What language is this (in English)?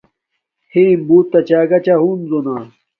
Domaaki